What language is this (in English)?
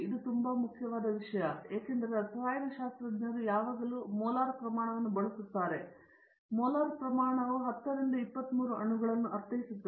Kannada